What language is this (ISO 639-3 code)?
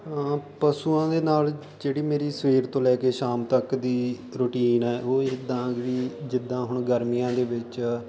pan